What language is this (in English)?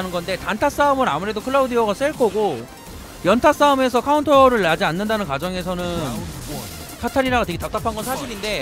Korean